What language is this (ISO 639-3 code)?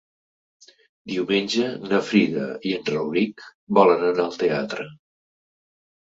cat